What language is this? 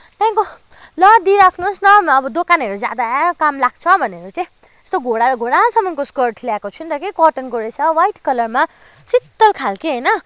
Nepali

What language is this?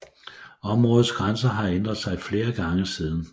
Danish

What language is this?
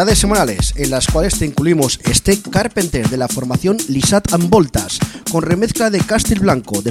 Spanish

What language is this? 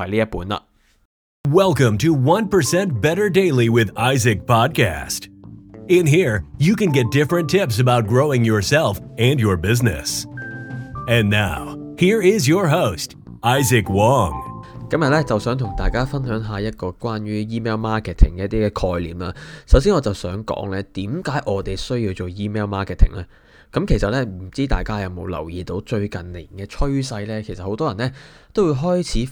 Chinese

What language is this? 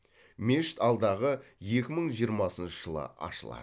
Kazakh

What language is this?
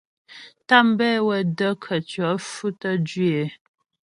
Ghomala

